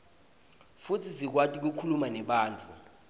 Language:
Swati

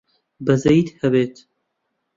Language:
Central Kurdish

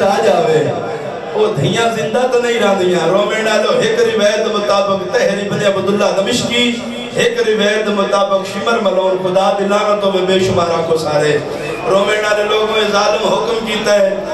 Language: Arabic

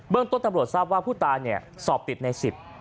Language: Thai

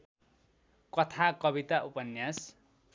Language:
Nepali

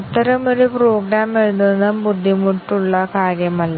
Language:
Malayalam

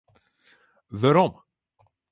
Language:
Western Frisian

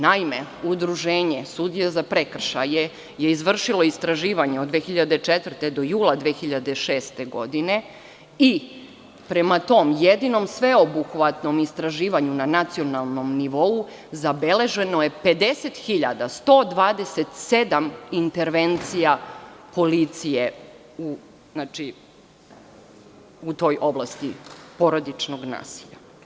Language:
Serbian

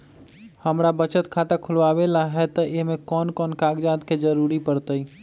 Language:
Magahi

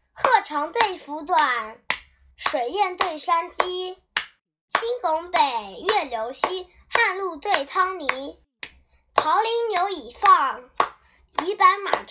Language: Chinese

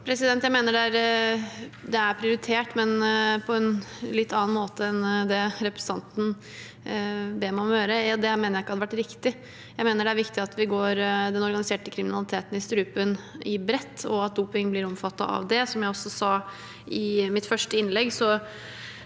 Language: Norwegian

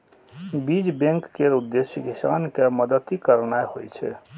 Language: Maithili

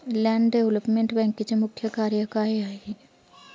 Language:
Marathi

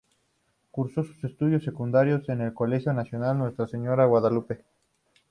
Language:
Spanish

